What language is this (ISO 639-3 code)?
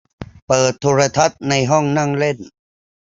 tha